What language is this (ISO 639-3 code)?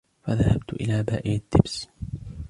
ara